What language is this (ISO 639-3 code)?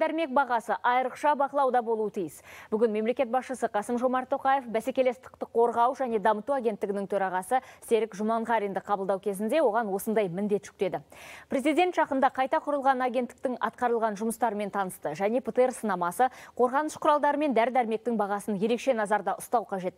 rus